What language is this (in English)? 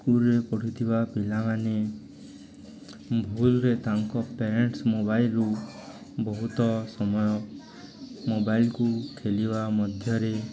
Odia